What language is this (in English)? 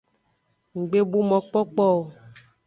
Aja (Benin)